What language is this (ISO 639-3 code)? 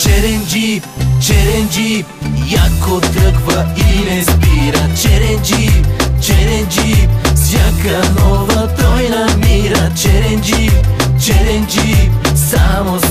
bul